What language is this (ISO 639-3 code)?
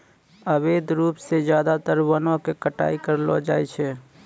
mai